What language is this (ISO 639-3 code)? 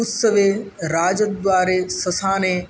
san